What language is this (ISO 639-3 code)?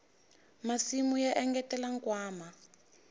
tso